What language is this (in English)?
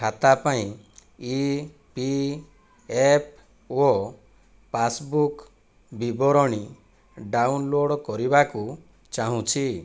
Odia